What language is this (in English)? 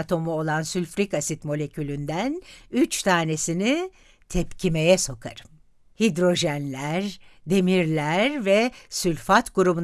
Turkish